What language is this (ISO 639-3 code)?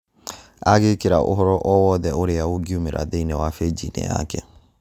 kik